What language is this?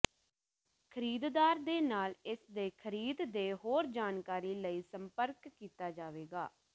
Punjabi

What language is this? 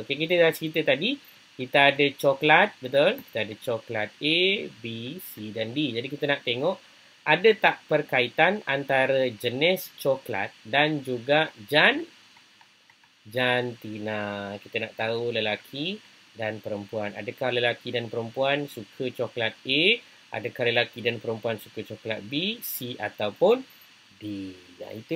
Malay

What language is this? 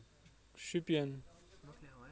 Kashmiri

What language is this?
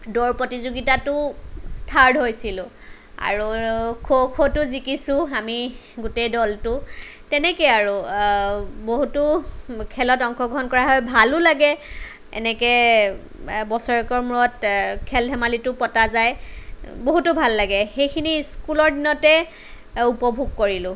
Assamese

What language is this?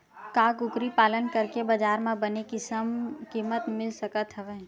Chhattisgarhi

